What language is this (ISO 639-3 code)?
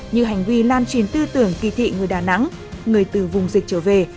vie